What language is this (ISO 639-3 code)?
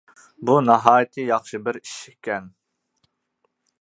uig